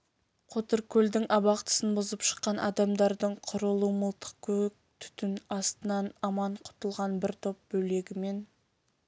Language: Kazakh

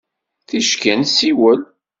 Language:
Kabyle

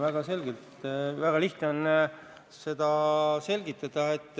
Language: Estonian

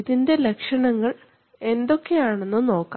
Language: Malayalam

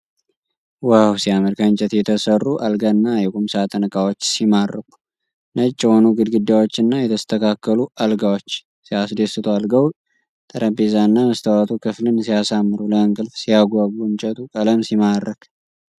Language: Amharic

